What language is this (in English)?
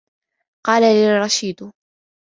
Arabic